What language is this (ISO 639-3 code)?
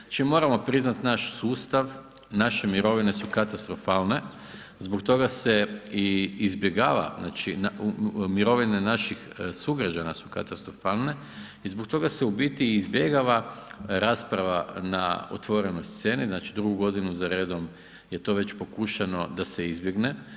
hrv